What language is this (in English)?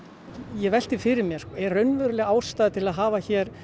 Icelandic